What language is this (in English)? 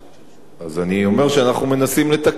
Hebrew